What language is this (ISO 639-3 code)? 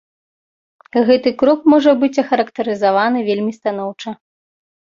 bel